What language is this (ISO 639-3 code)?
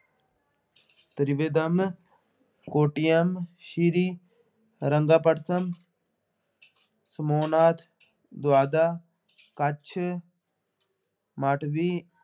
pan